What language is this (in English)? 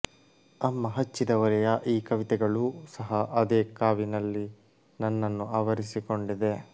Kannada